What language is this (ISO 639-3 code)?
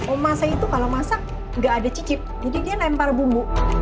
ind